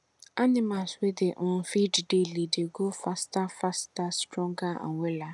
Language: Nigerian Pidgin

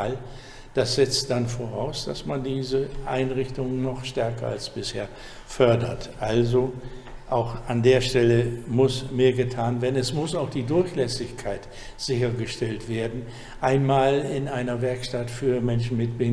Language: German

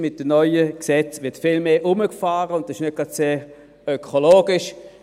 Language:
Swiss German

